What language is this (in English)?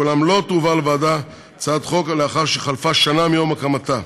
Hebrew